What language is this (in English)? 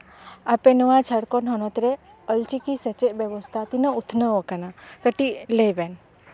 Santali